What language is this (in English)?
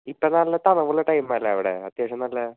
Malayalam